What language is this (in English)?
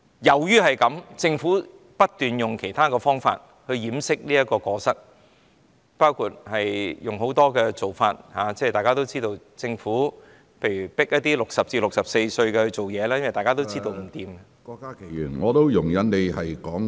Cantonese